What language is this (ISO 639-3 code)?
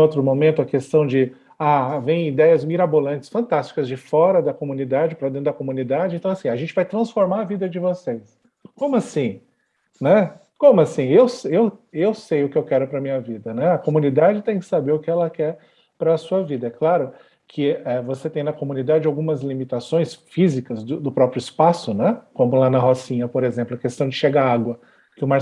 por